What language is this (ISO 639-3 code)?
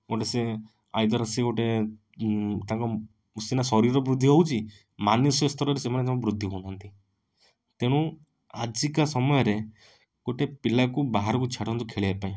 ori